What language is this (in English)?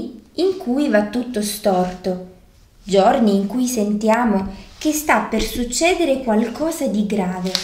Italian